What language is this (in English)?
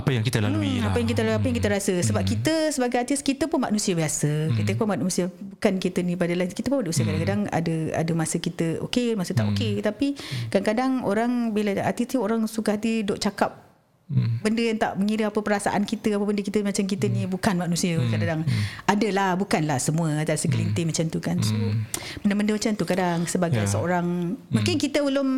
Malay